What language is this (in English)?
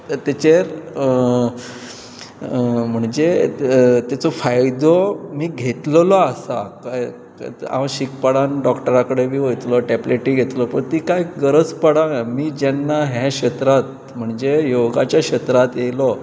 Konkani